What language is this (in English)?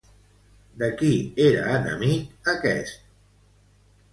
Catalan